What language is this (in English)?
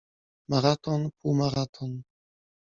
Polish